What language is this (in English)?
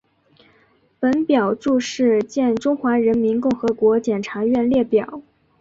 Chinese